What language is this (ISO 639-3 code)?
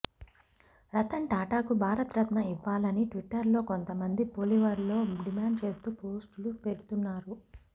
tel